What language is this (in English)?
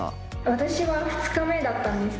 Japanese